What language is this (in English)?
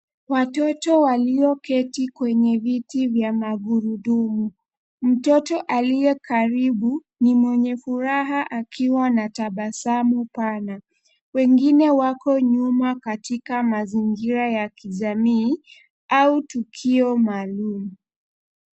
Swahili